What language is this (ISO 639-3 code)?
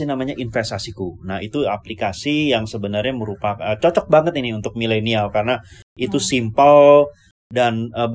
ind